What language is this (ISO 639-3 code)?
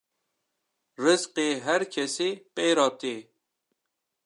kur